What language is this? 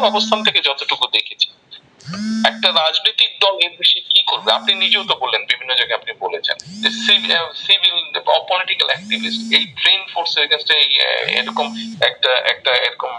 Bangla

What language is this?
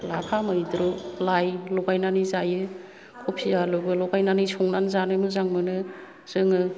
Bodo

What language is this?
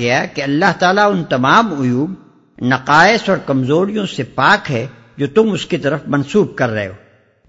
Urdu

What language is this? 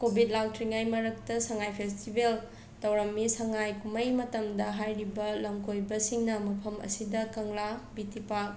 Manipuri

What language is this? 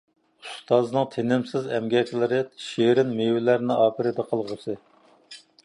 Uyghur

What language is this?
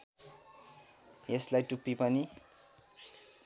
Nepali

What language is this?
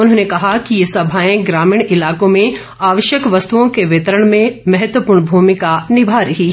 Hindi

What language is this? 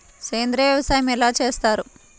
Telugu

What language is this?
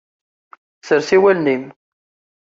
Kabyle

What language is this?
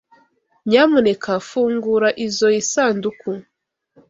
Kinyarwanda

